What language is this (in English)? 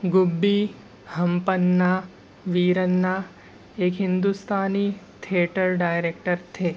Urdu